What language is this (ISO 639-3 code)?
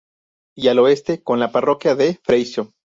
spa